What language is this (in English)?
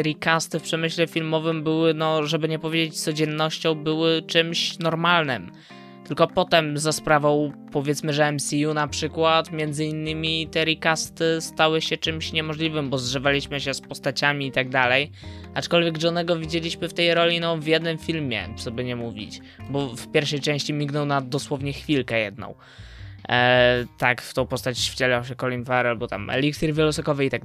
Polish